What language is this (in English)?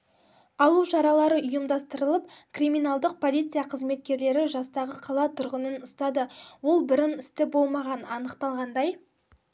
Kazakh